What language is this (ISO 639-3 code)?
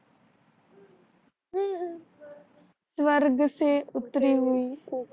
mar